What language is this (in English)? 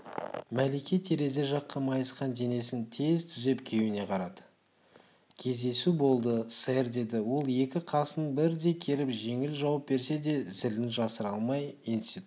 Kazakh